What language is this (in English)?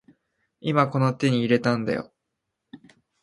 Japanese